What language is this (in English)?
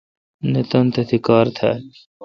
Kalkoti